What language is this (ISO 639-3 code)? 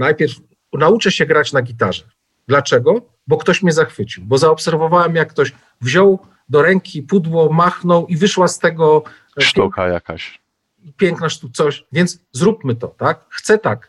pol